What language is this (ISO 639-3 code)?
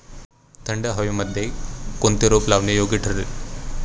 mar